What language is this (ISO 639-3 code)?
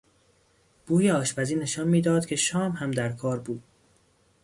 fas